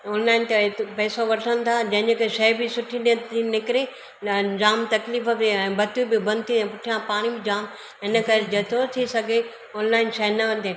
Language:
Sindhi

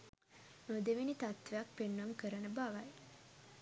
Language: Sinhala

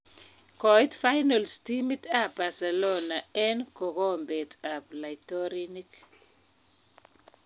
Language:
Kalenjin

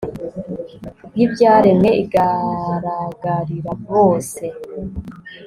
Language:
Kinyarwanda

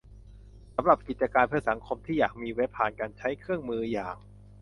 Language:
Thai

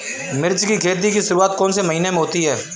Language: Hindi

